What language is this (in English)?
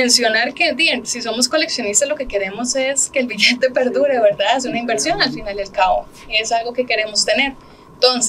Spanish